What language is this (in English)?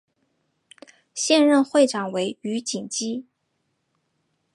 Chinese